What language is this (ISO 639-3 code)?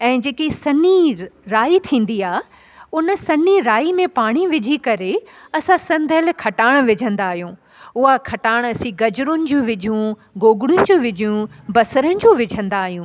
snd